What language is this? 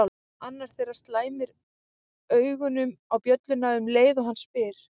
Icelandic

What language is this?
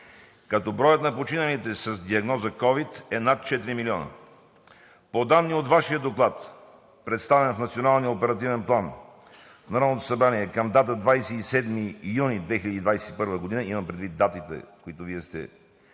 Bulgarian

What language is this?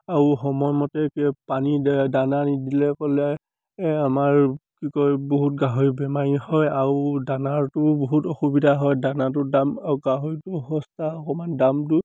Assamese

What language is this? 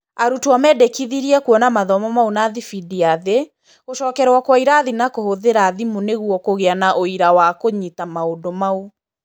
Kikuyu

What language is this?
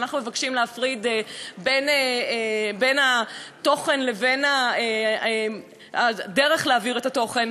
Hebrew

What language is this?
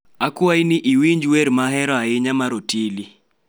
Luo (Kenya and Tanzania)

